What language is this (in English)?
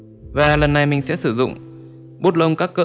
Vietnamese